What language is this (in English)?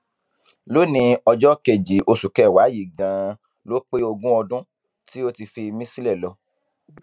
Yoruba